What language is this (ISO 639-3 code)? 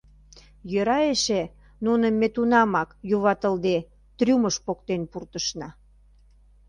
chm